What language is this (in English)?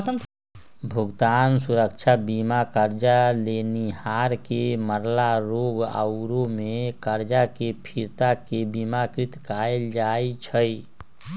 Magahi